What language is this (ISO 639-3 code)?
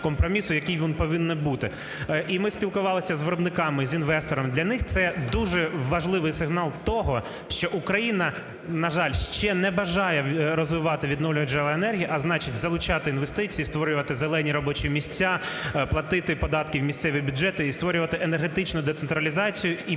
ukr